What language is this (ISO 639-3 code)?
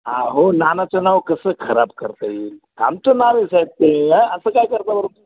mar